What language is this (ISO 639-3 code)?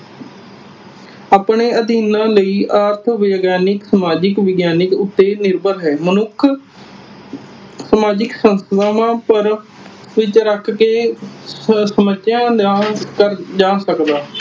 pan